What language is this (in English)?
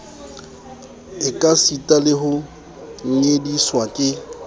Southern Sotho